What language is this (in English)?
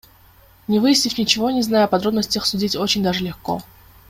Kyrgyz